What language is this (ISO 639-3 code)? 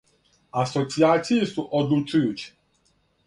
srp